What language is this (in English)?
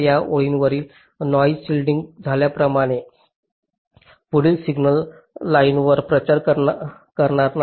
Marathi